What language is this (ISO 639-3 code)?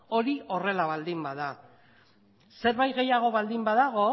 eus